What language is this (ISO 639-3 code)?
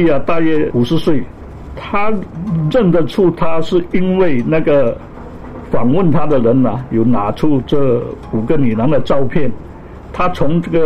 zho